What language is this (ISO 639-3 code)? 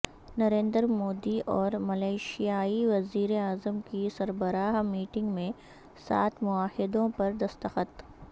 urd